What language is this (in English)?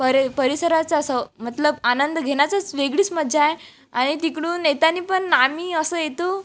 Marathi